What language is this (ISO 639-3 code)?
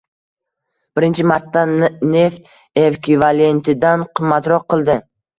uzb